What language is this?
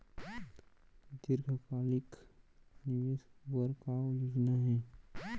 Chhattisgarhi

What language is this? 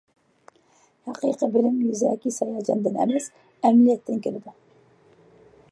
Uyghur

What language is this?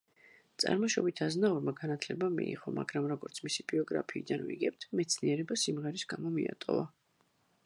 Georgian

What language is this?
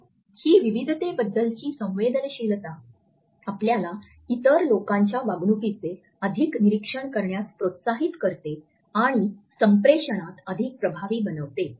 Marathi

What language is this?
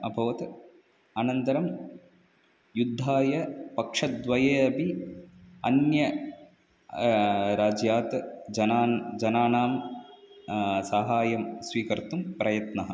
Sanskrit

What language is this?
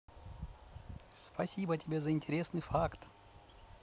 Russian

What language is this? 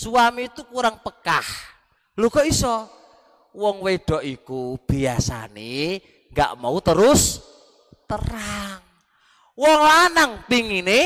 Indonesian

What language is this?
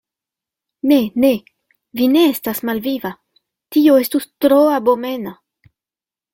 Esperanto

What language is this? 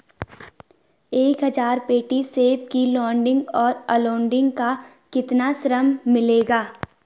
Hindi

